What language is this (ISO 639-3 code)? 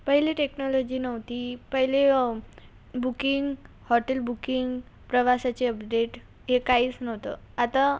mar